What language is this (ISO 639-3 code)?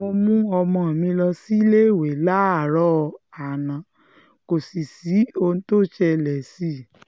yor